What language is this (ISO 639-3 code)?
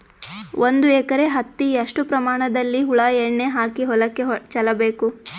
kan